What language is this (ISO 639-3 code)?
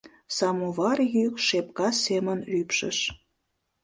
chm